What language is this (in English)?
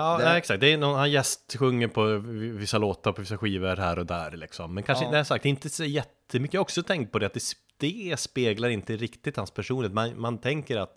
Swedish